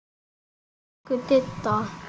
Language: Icelandic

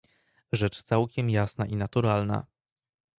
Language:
Polish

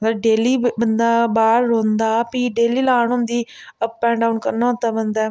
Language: Dogri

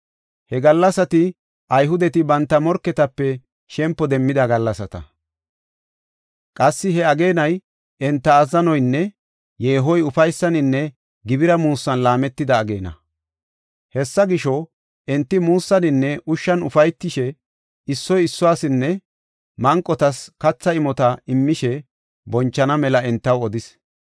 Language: Gofa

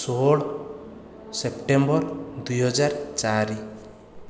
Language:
Odia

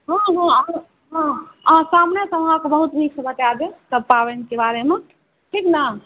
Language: Maithili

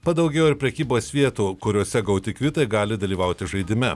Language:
Lithuanian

